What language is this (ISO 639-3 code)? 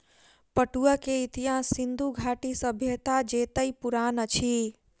mai